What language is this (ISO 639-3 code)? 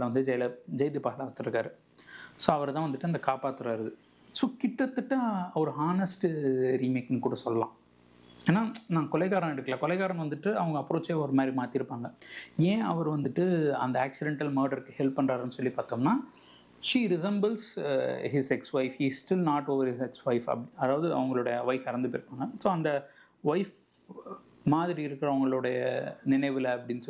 tam